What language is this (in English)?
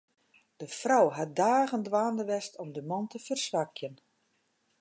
Western Frisian